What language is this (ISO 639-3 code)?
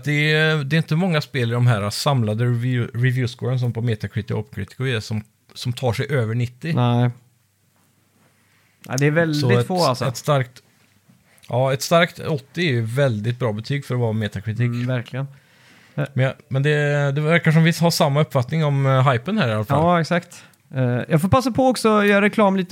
swe